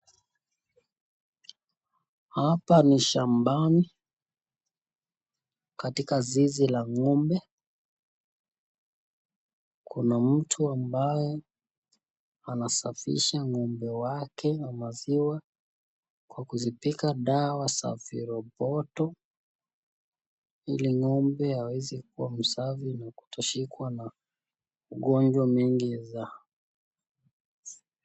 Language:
Swahili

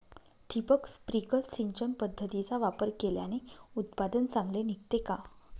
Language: Marathi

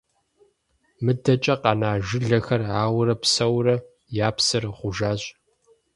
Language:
Kabardian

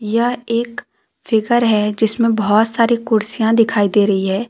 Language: Hindi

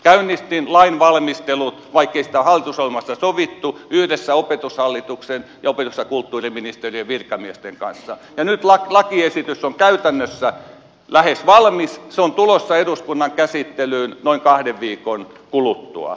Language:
Finnish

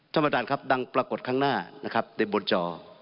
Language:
Thai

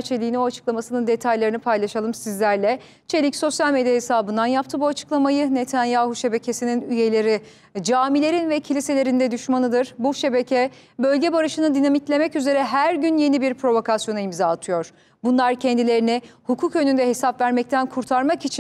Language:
Turkish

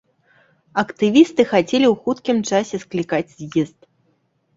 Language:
Belarusian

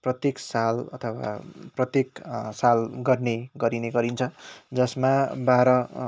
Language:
Nepali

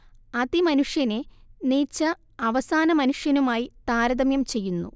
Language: Malayalam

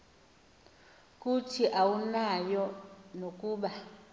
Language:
Xhosa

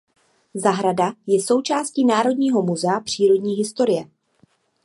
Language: Czech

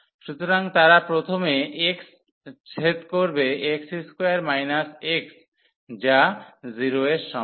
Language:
Bangla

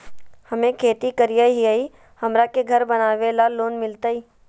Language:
Magahi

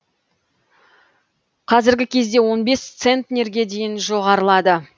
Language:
Kazakh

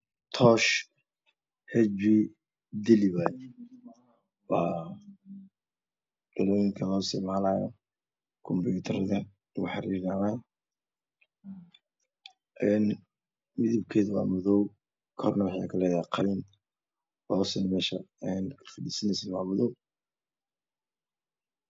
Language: Somali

